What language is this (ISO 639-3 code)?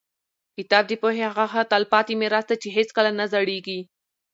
pus